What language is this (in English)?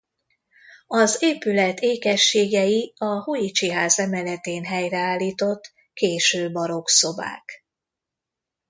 Hungarian